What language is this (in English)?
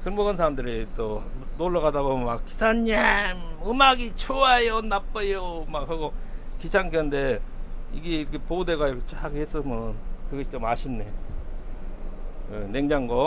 Korean